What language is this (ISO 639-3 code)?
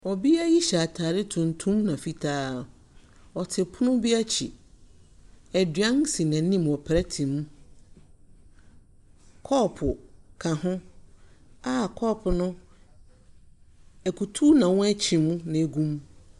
aka